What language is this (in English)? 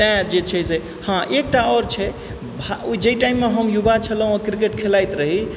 Maithili